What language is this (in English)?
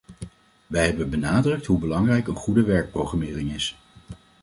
Dutch